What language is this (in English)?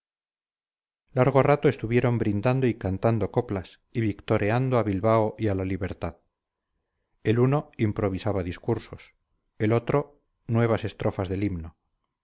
Spanish